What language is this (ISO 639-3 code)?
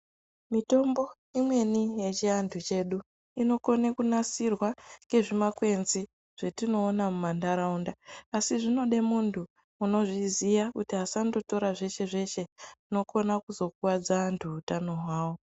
ndc